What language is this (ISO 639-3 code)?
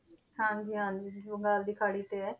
pan